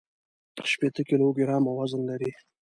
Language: Pashto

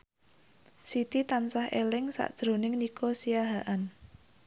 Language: Javanese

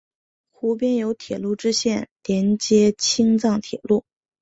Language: Chinese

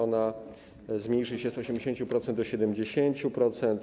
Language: Polish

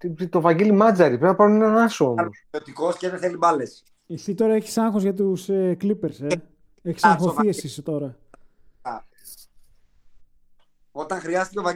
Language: Greek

